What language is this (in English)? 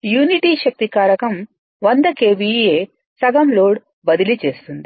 Telugu